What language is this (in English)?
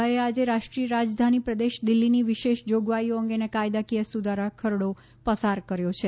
Gujarati